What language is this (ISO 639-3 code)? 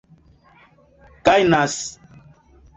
epo